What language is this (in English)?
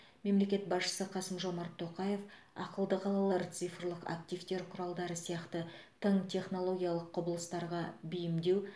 Kazakh